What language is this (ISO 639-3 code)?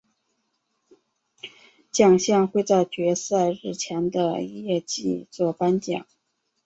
zho